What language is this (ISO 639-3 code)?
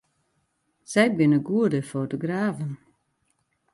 fry